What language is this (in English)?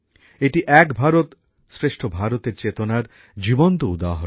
Bangla